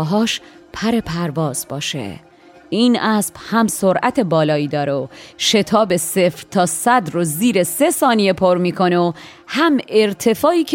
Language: Persian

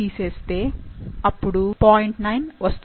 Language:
Telugu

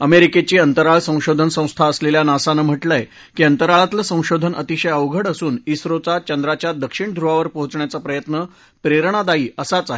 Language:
Marathi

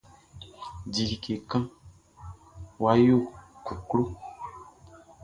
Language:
Baoulé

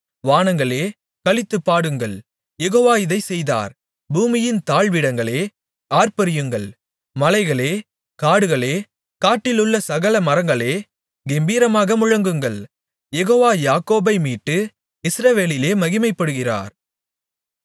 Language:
Tamil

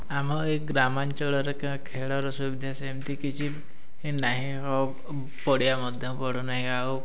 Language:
Odia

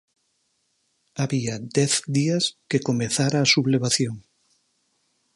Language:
Galician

